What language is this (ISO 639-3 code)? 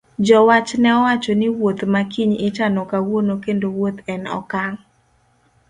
luo